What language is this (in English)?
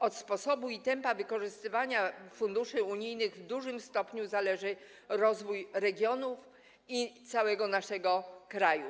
Polish